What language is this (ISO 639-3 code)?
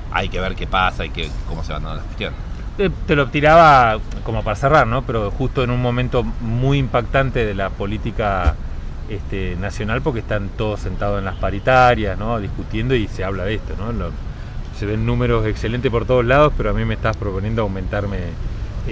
spa